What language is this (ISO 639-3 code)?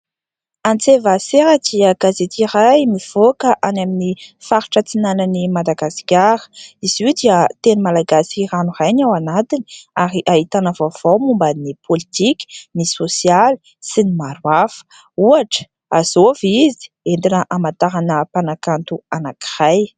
mlg